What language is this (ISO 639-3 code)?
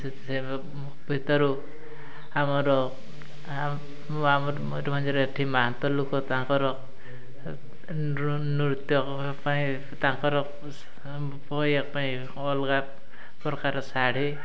ori